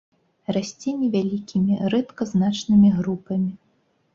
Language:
Belarusian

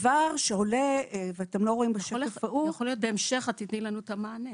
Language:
Hebrew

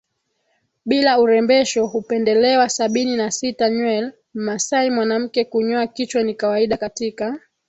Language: Swahili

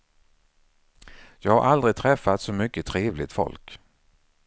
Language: Swedish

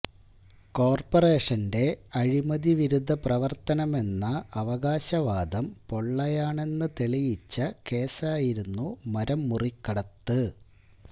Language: Malayalam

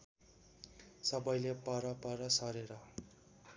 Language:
Nepali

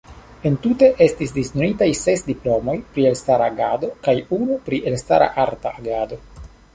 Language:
Esperanto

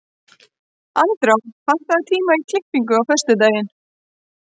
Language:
Icelandic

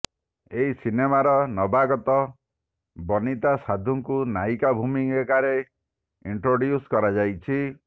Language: Odia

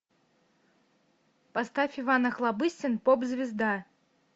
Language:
Russian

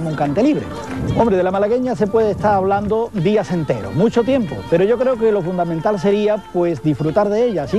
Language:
Spanish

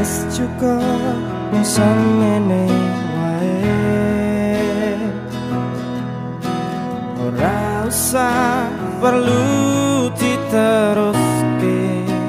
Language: Indonesian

